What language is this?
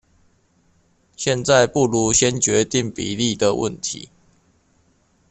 Chinese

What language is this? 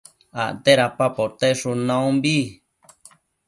Matsés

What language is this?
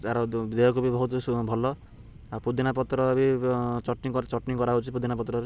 Odia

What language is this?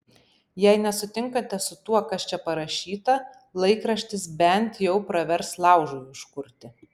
Lithuanian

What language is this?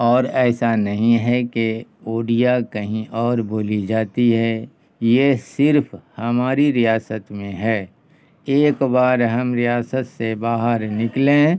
Urdu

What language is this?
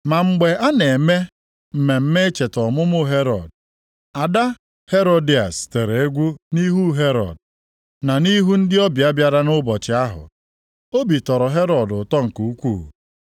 Igbo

